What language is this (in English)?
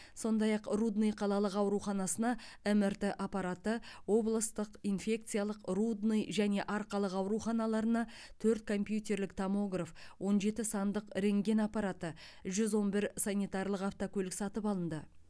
Kazakh